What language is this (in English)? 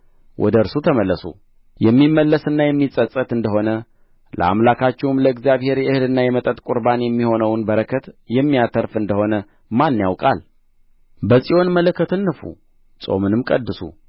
Amharic